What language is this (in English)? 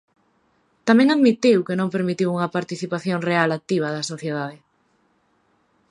Galician